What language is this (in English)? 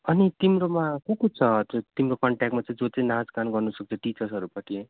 Nepali